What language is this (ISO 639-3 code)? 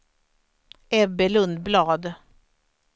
swe